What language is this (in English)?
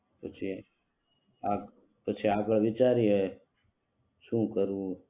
Gujarati